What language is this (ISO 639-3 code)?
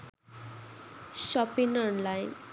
sin